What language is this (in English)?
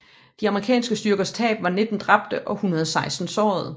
Danish